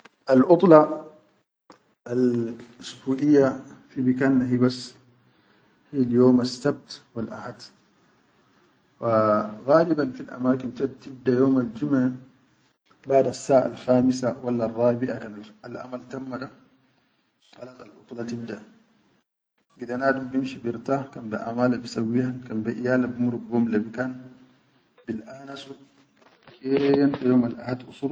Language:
Chadian Arabic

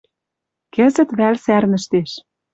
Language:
Western Mari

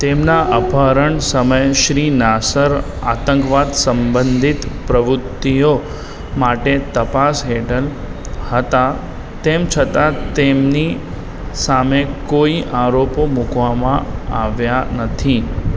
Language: Gujarati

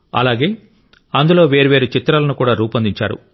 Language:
Telugu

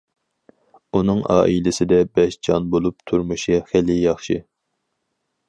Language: Uyghur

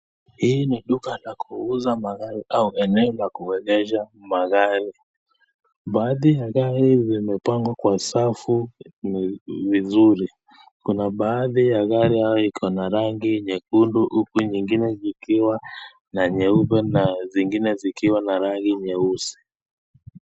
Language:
Swahili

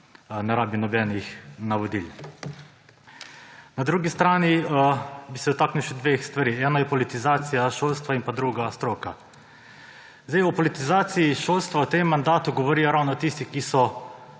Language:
Slovenian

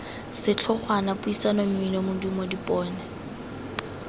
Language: Tswana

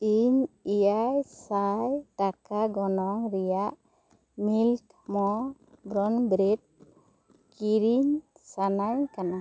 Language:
Santali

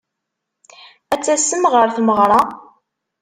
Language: Kabyle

